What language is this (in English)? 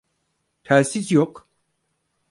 Turkish